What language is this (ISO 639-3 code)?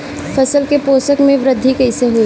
bho